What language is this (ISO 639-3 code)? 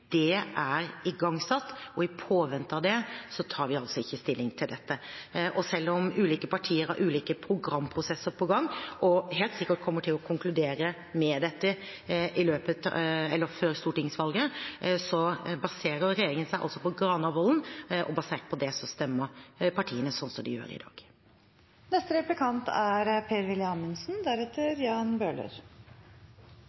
nob